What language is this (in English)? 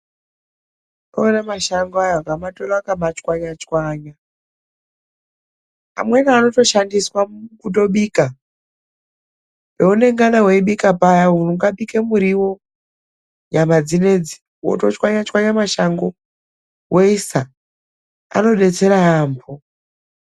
Ndau